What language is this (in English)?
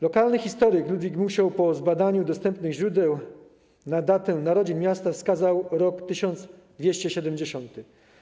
Polish